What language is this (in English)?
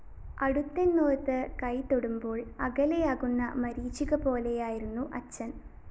Malayalam